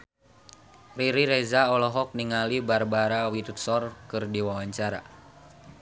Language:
Sundanese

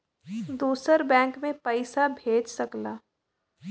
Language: Bhojpuri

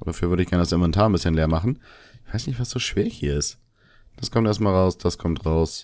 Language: German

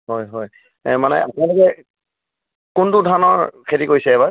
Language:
Assamese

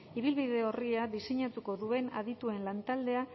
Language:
Basque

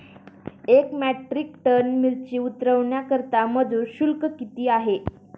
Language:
Marathi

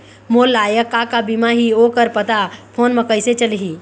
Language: Chhattisgarhi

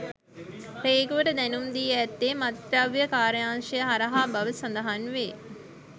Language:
Sinhala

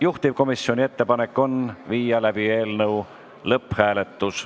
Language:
Estonian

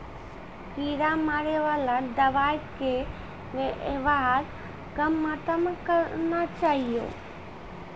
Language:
Maithili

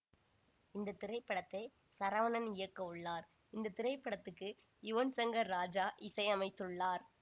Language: Tamil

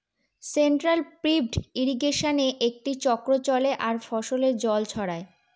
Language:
Bangla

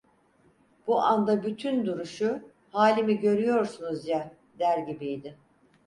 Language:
Turkish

